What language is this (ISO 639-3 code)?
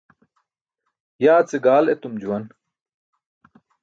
bsk